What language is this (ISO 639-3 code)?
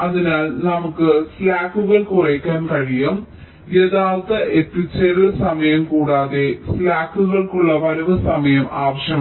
mal